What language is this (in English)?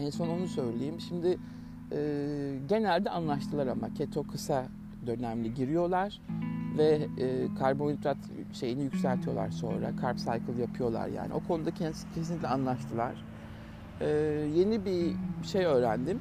Turkish